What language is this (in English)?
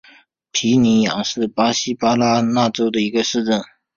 Chinese